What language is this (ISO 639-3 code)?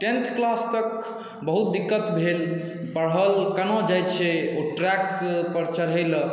mai